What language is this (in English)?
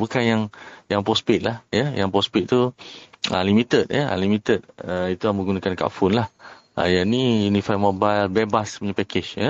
Malay